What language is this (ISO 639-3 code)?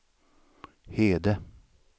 swe